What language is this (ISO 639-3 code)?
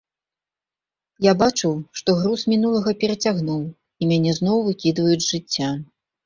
bel